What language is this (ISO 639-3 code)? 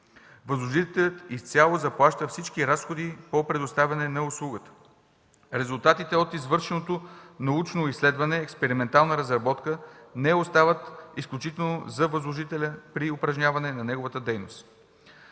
bul